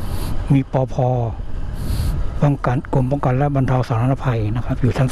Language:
Thai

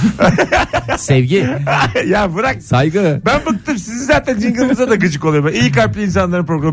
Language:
Turkish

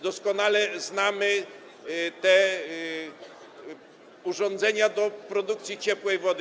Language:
Polish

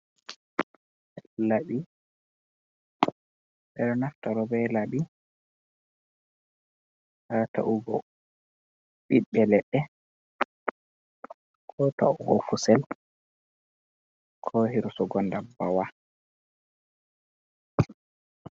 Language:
Fula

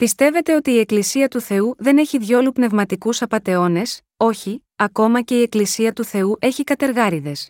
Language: Greek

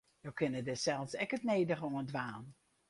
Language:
Western Frisian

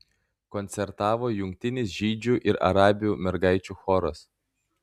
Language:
Lithuanian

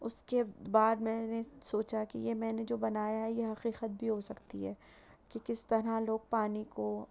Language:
Urdu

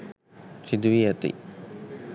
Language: Sinhala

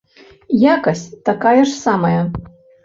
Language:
Belarusian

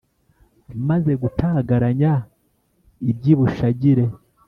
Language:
Kinyarwanda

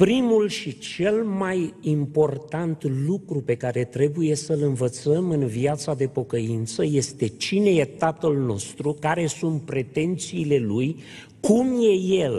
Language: Romanian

